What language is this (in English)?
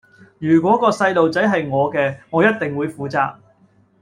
Cantonese